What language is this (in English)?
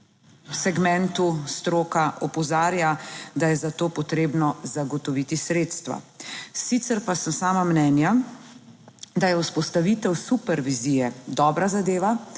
Slovenian